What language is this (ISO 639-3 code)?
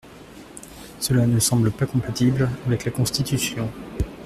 fra